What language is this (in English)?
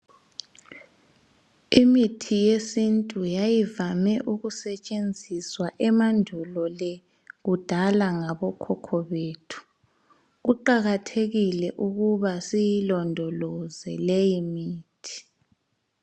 North Ndebele